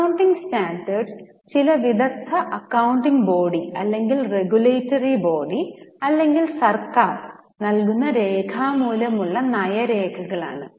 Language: Malayalam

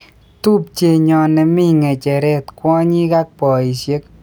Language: Kalenjin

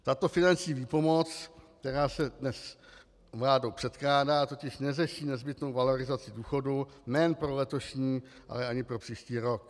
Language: Czech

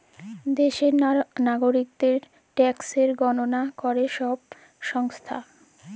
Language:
Bangla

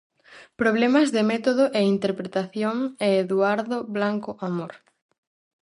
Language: Galician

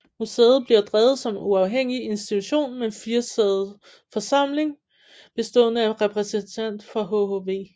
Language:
Danish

